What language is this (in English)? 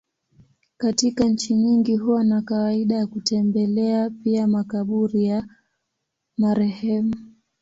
Swahili